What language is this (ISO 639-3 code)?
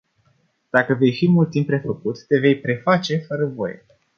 ron